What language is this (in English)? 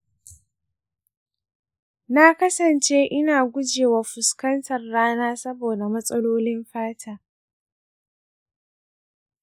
Hausa